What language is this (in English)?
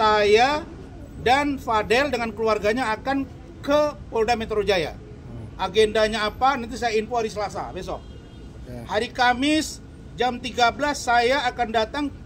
Indonesian